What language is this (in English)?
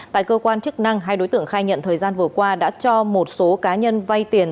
Vietnamese